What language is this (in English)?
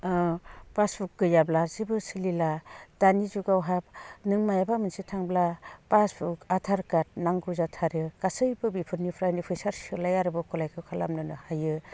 Bodo